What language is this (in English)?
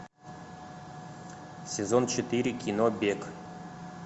Russian